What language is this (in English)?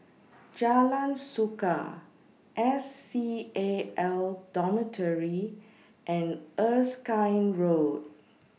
English